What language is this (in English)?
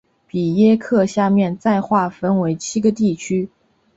Chinese